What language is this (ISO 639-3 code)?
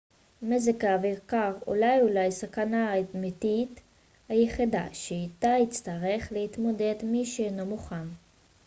heb